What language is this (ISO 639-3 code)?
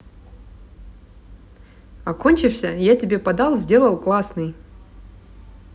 rus